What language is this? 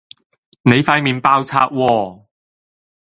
Cantonese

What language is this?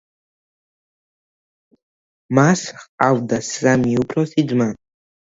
Georgian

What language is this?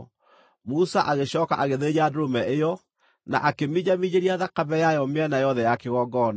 Kikuyu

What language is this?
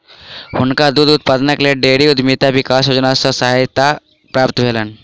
Maithili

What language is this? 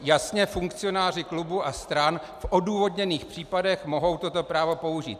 Czech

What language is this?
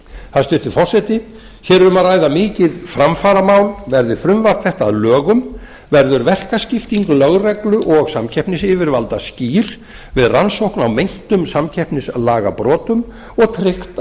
Icelandic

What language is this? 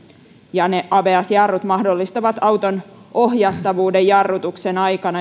Finnish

